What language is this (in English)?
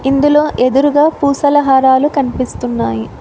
Telugu